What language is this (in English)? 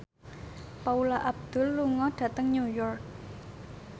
Javanese